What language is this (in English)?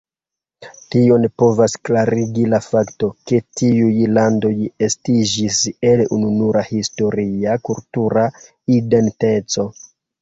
Esperanto